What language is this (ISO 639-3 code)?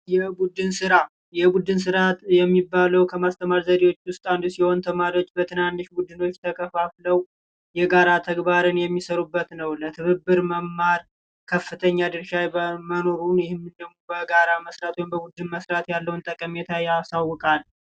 amh